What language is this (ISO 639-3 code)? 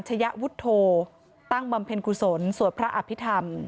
tha